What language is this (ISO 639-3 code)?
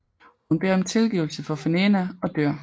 dan